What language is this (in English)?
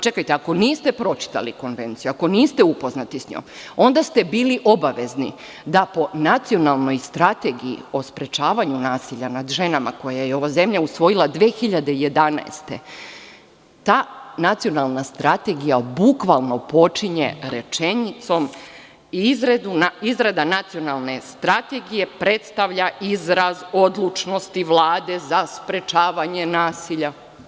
Serbian